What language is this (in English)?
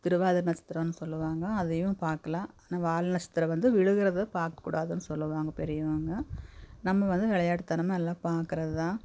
Tamil